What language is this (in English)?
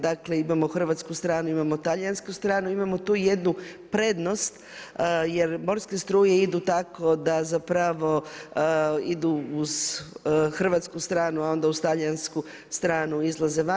Croatian